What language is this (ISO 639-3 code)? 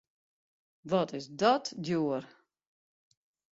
fry